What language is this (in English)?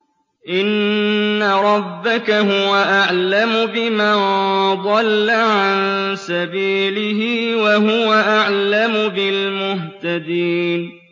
Arabic